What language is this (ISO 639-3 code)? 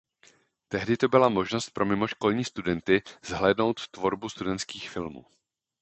ces